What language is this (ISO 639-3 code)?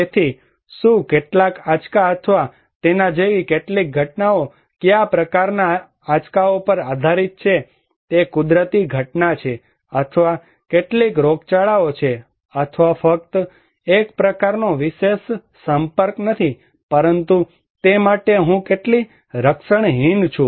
guj